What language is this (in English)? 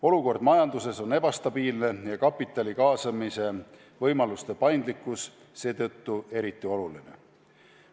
Estonian